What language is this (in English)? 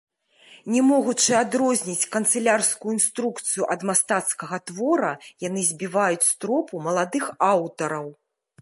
Belarusian